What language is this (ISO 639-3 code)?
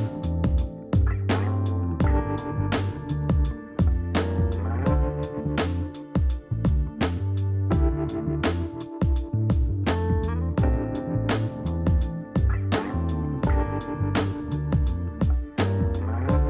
deu